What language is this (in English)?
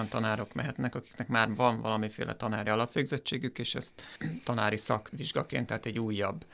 Hungarian